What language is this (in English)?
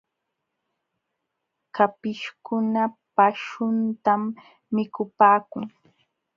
Jauja Wanca Quechua